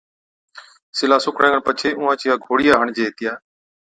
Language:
Od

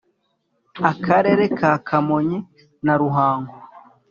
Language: Kinyarwanda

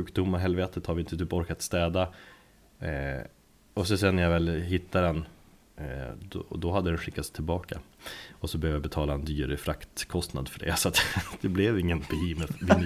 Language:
Swedish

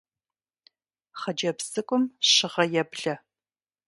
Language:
Kabardian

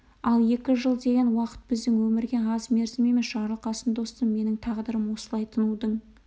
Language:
Kazakh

